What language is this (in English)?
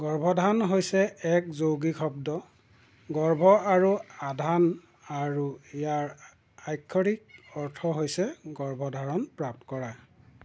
Assamese